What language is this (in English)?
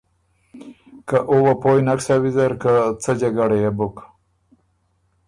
Ormuri